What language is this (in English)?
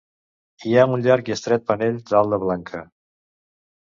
Catalan